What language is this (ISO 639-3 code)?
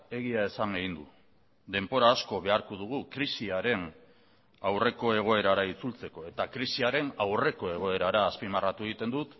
eus